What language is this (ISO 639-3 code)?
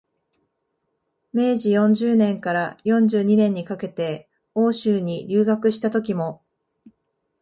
jpn